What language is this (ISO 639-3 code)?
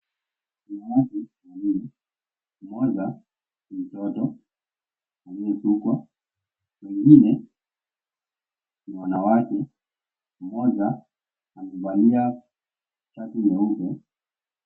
swa